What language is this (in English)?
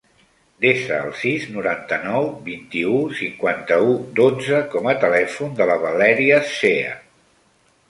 Catalan